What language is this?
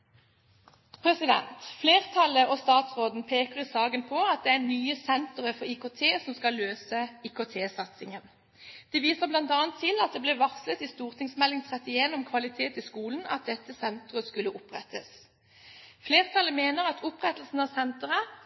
Norwegian Bokmål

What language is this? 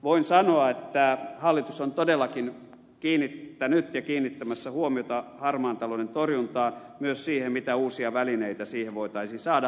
Finnish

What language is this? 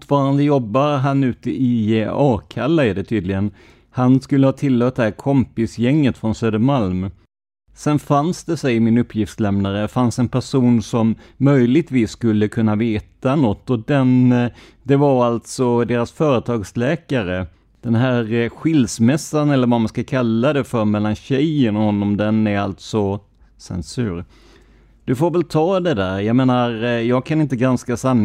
Swedish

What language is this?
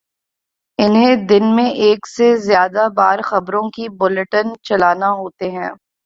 Urdu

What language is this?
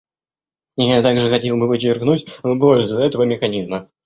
Russian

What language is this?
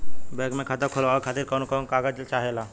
Bhojpuri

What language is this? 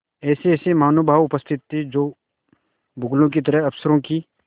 Hindi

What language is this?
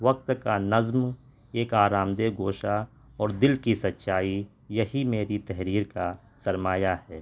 Urdu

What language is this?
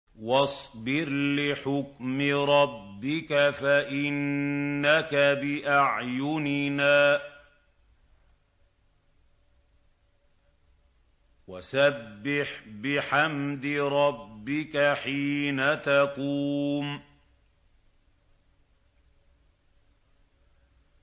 Arabic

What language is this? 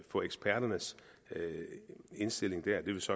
Danish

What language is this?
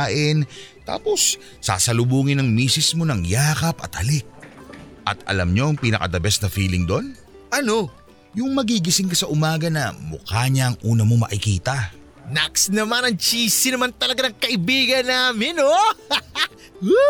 Filipino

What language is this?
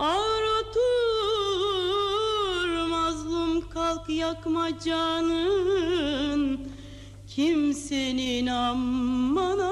Turkish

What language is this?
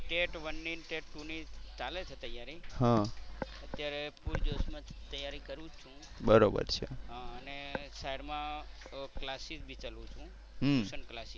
Gujarati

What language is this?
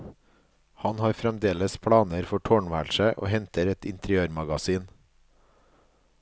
Norwegian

